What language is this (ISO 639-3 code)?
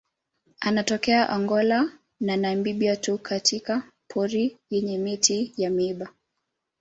swa